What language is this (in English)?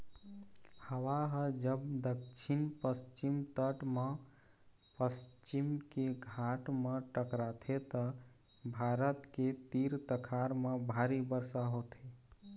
Chhattisgarhi